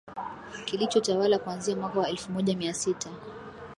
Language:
Swahili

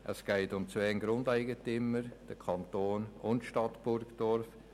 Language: Swiss German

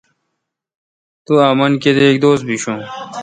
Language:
Kalkoti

